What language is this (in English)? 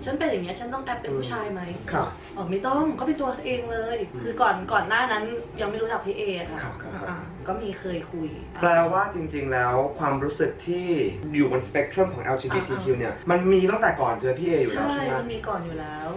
Thai